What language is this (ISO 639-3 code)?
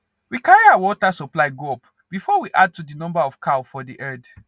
pcm